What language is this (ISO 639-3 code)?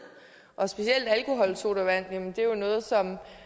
dan